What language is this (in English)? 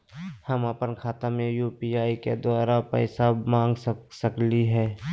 Magahi